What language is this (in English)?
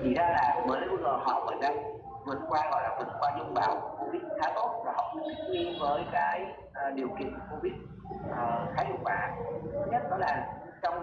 Vietnamese